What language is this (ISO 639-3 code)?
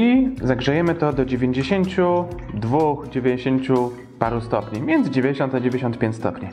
pol